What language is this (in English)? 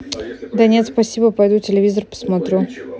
Russian